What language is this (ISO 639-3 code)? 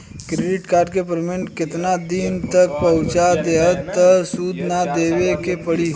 bho